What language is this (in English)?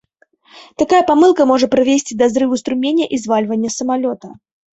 Belarusian